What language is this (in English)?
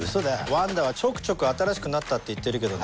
Japanese